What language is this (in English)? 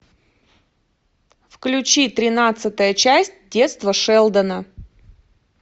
Russian